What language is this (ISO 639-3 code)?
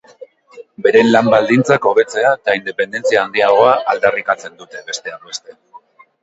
eus